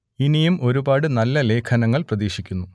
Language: Malayalam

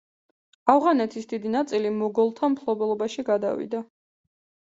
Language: Georgian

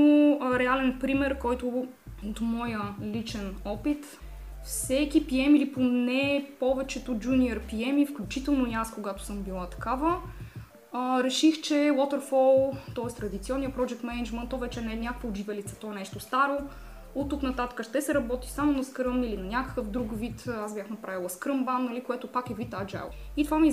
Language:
Bulgarian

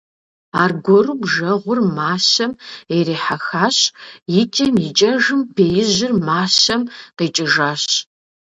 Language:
Kabardian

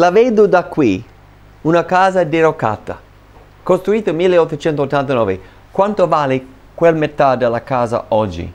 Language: Italian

